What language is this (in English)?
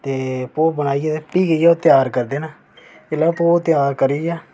Dogri